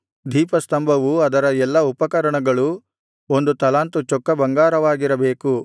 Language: Kannada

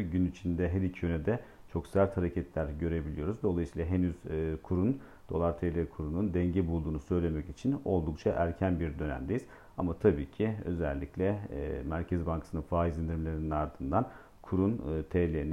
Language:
Turkish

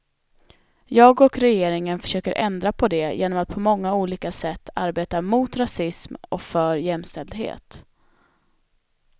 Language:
Swedish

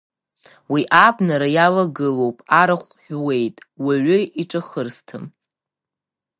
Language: Abkhazian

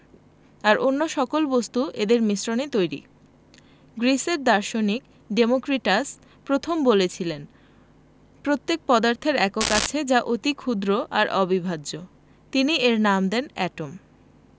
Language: Bangla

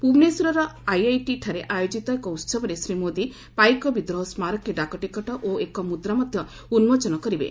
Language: Odia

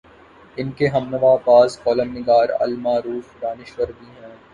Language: Urdu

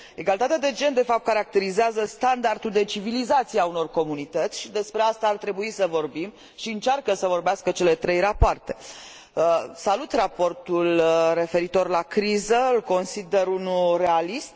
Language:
Romanian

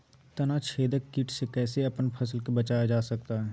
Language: Magahi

